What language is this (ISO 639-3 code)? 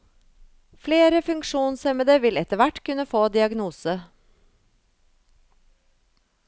nor